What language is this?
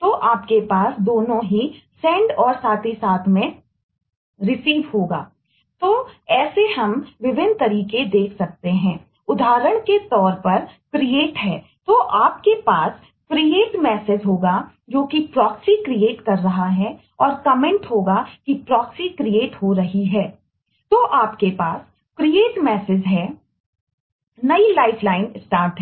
Hindi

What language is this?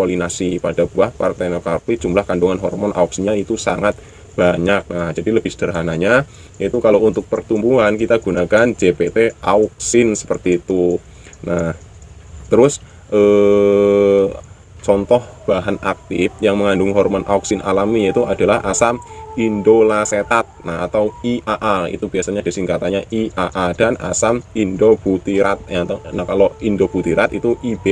Indonesian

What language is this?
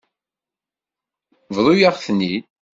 Kabyle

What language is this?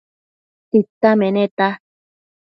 Matsés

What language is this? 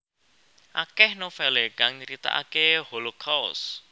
Javanese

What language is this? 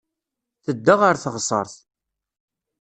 Kabyle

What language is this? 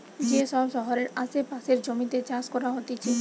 Bangla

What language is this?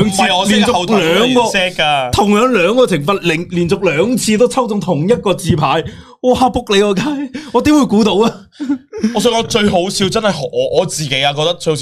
Chinese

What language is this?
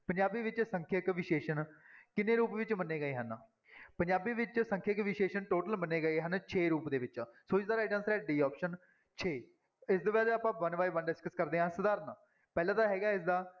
Punjabi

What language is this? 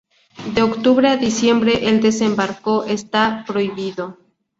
Spanish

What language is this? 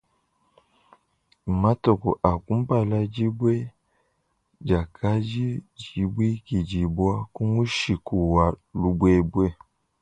Luba-Lulua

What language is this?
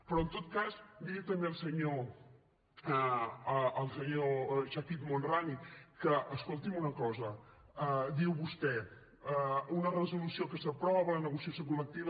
Catalan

